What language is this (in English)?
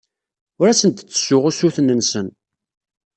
Kabyle